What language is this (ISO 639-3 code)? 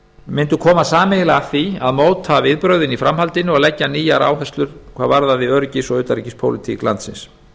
isl